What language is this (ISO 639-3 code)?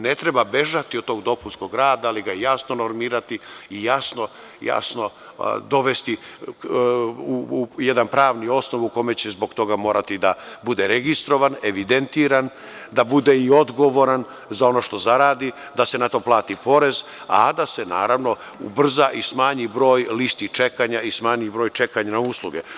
srp